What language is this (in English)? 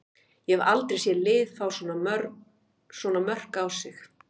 Icelandic